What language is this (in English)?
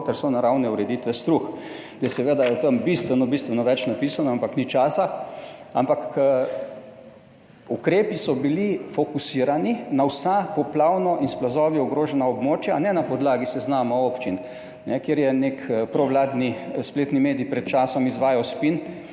Slovenian